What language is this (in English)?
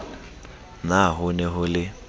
Southern Sotho